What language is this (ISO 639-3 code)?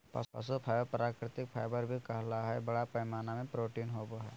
mag